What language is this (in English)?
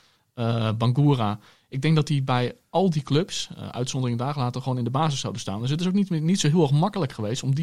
Dutch